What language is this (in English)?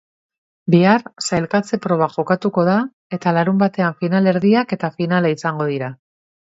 Basque